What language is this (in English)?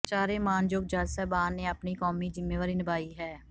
Punjabi